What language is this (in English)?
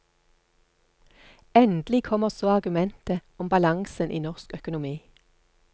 Norwegian